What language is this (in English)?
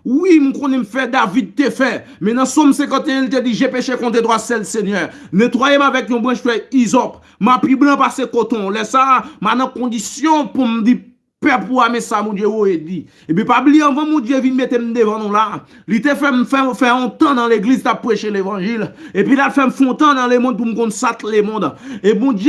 French